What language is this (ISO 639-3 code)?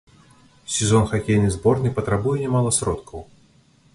bel